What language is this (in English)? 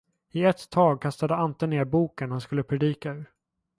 Swedish